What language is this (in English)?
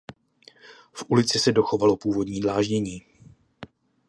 Czech